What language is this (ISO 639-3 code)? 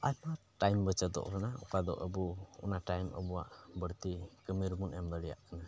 sat